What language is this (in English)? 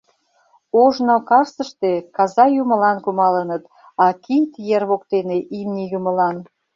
Mari